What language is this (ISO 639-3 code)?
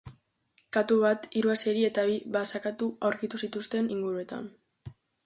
eus